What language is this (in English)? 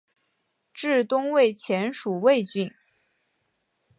Chinese